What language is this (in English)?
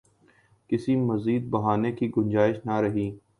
Urdu